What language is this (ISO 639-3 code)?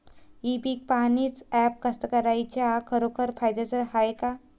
mar